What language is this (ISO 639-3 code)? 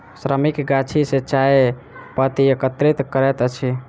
mai